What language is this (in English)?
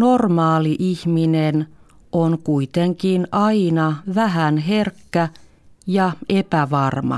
Finnish